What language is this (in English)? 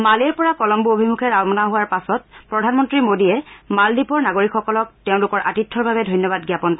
Assamese